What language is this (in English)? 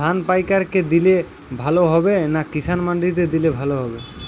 Bangla